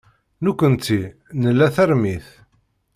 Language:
Kabyle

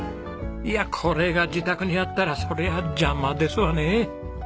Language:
Japanese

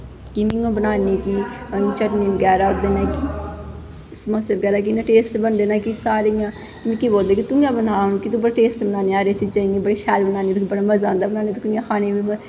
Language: Dogri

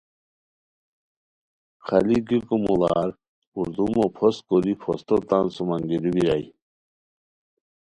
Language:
Khowar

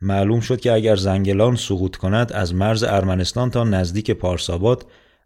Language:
Persian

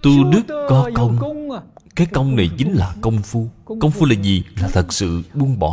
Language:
Vietnamese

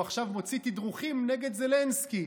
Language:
Hebrew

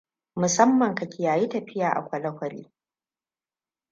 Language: Hausa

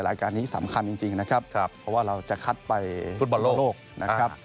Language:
Thai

